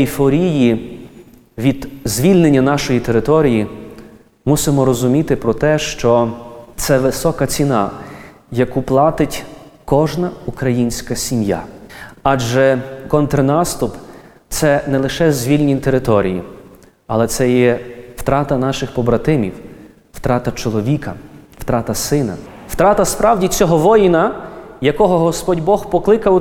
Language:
Ukrainian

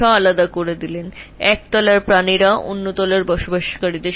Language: Bangla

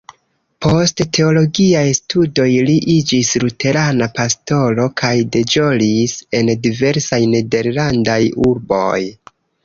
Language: Esperanto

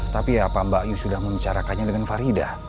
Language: Indonesian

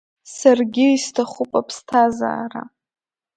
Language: Abkhazian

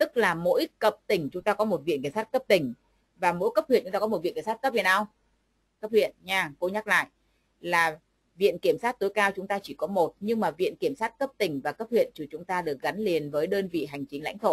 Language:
Vietnamese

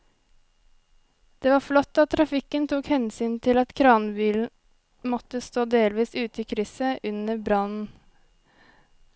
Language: Norwegian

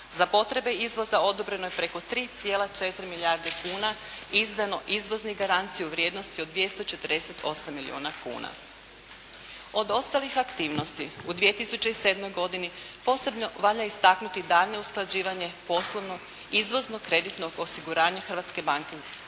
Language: Croatian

